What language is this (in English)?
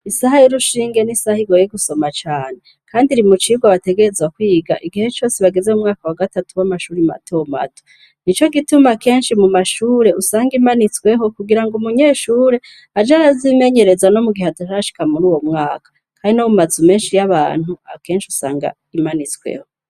Rundi